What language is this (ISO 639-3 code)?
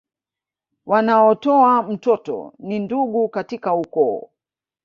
swa